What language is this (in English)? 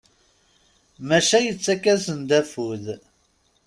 Kabyle